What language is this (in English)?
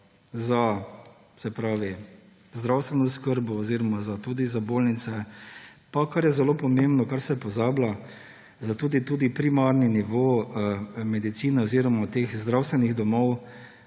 Slovenian